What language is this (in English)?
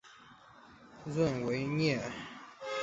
Chinese